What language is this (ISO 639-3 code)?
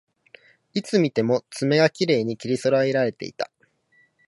jpn